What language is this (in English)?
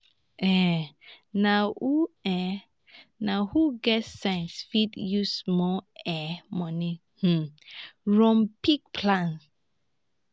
Nigerian Pidgin